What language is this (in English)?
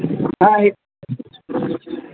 Santali